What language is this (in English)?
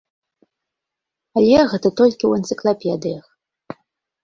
Belarusian